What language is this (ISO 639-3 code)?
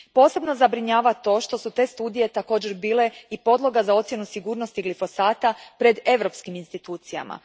hrv